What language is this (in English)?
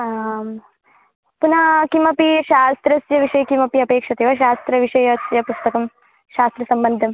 Sanskrit